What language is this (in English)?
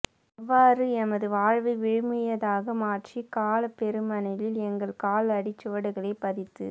Tamil